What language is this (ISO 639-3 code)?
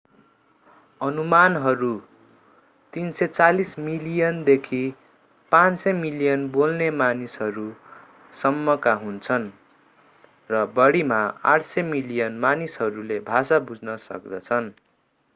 nep